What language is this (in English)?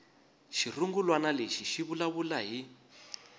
Tsonga